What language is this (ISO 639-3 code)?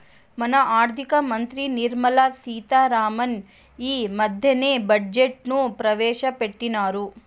tel